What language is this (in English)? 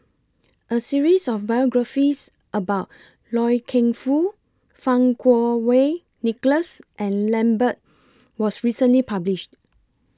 English